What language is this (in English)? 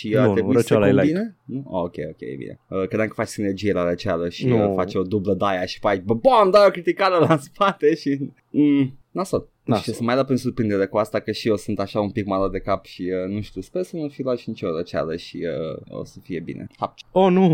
Romanian